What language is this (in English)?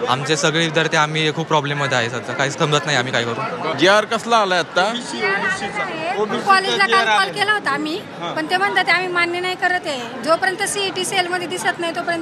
Marathi